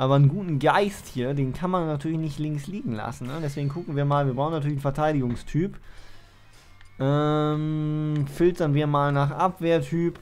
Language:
German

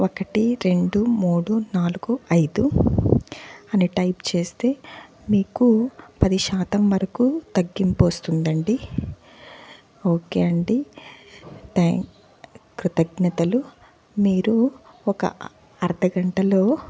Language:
Telugu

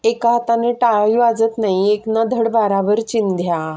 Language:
Marathi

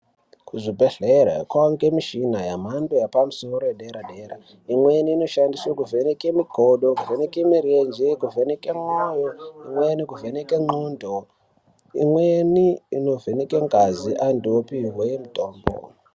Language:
Ndau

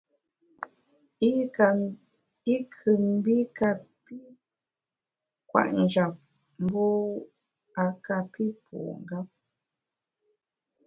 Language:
Bamun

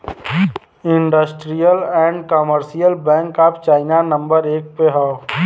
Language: Bhojpuri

